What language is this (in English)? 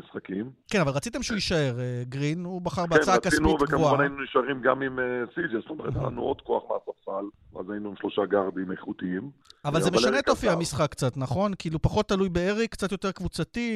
Hebrew